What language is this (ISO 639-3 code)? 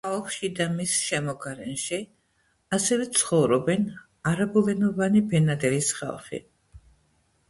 kat